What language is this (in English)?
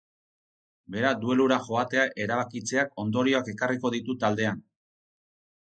Basque